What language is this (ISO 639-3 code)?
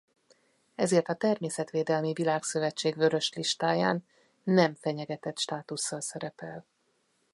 hun